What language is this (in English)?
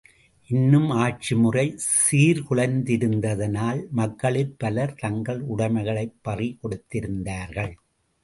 Tamil